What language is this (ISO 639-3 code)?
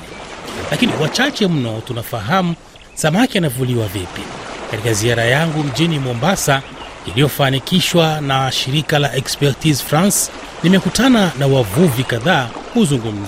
swa